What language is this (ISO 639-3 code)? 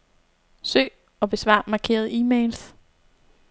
dan